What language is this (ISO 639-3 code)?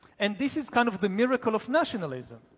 eng